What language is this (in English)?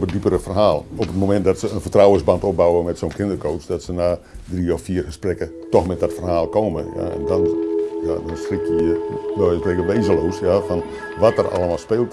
Dutch